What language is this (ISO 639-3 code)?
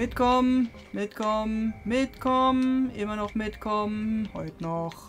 deu